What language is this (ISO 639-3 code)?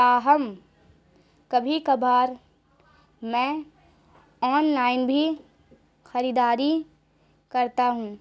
urd